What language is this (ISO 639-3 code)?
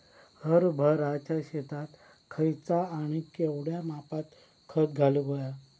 mar